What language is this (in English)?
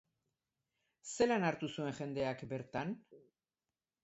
Basque